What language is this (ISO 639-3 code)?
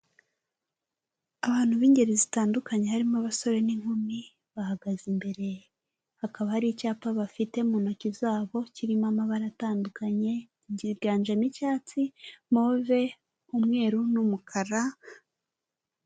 kin